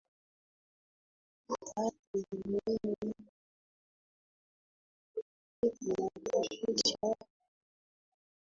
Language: Swahili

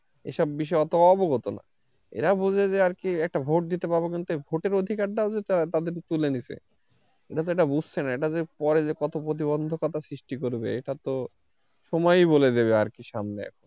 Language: Bangla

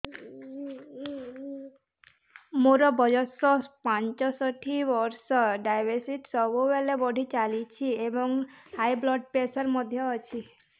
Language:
Odia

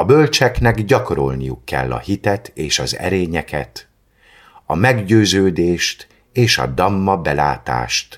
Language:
Hungarian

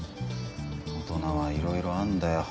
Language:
Japanese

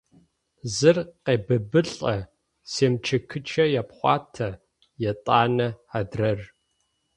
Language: Adyghe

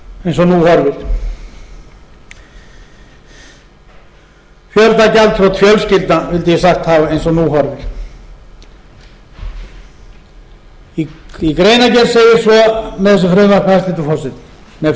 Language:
Icelandic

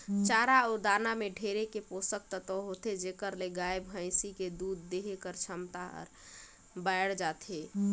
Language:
Chhattisgarhi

